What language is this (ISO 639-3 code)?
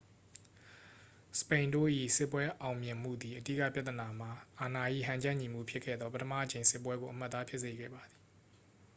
mya